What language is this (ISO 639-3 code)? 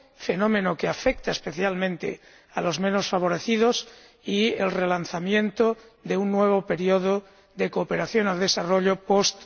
spa